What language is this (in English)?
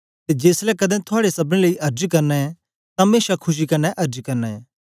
Dogri